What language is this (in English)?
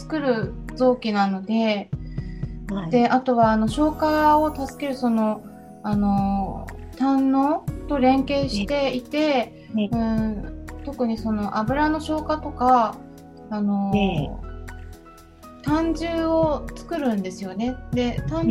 Japanese